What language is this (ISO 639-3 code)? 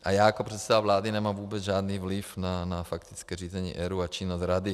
ces